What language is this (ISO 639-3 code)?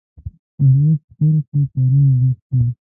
pus